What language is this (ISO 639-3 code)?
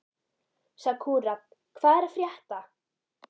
isl